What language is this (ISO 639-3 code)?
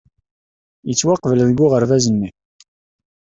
kab